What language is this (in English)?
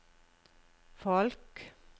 Norwegian